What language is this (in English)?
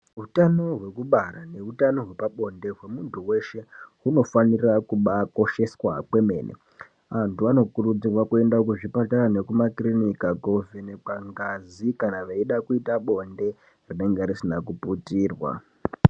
Ndau